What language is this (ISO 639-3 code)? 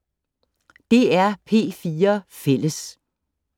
dan